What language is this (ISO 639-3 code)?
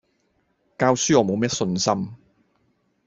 yue